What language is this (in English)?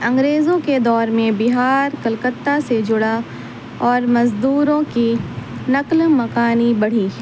Urdu